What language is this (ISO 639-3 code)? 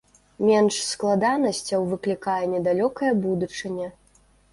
bel